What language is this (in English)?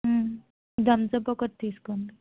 Telugu